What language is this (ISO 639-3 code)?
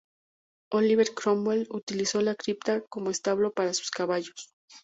spa